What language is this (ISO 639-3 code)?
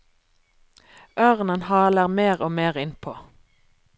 nor